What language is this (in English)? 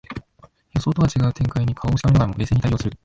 Japanese